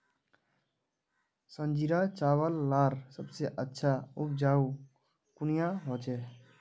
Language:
Magahi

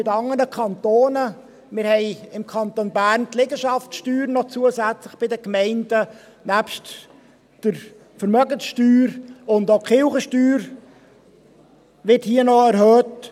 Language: Swiss German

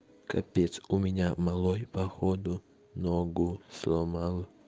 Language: Russian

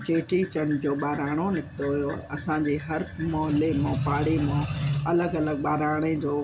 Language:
Sindhi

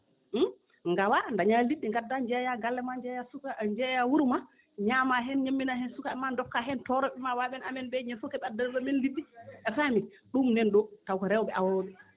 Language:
Fula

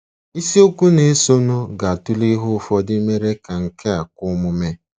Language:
Igbo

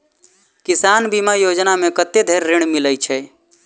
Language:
Maithili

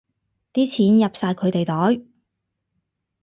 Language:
Cantonese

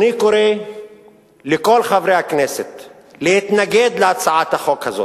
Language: Hebrew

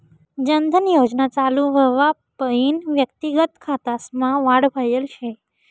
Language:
Marathi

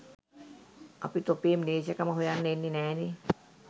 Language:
Sinhala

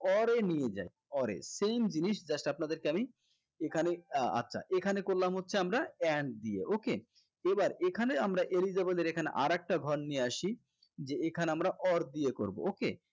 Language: Bangla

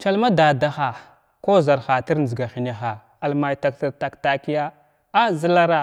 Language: Glavda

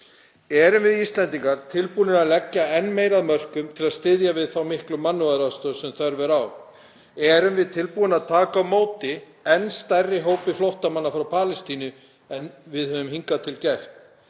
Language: Icelandic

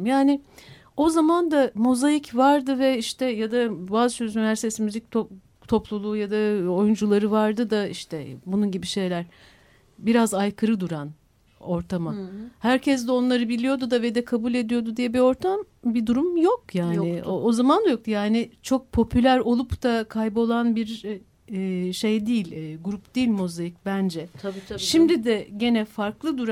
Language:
Turkish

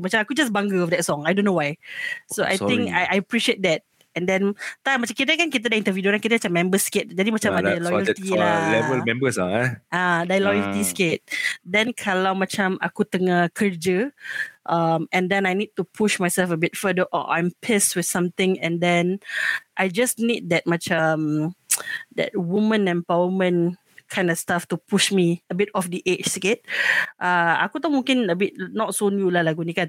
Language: Malay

